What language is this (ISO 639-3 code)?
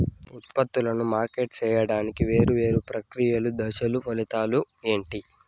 tel